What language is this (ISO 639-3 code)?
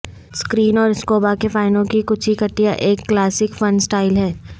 urd